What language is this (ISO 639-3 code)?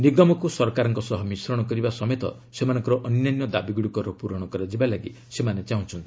ori